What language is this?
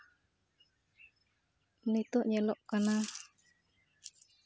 Santali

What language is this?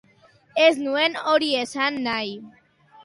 Basque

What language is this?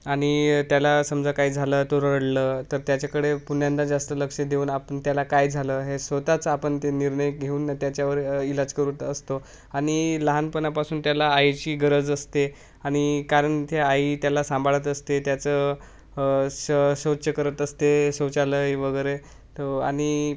Marathi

